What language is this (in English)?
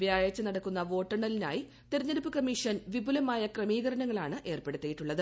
Malayalam